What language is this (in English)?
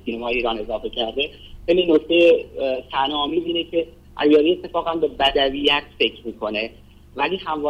Persian